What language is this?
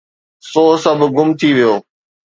Sindhi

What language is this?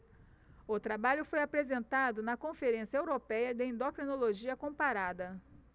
Portuguese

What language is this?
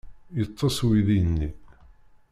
Kabyle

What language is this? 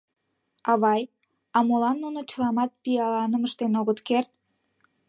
Mari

